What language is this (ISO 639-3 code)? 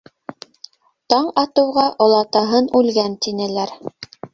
bak